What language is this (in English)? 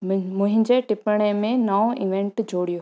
Sindhi